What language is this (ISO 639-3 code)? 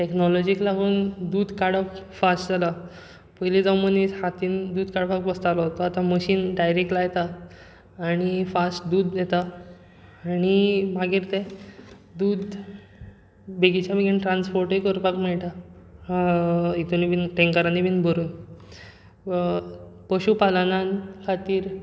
kok